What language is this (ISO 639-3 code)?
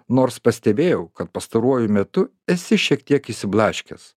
lit